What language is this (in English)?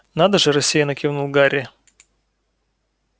Russian